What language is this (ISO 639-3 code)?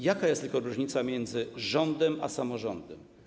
pol